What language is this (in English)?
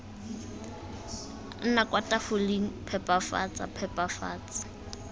Tswana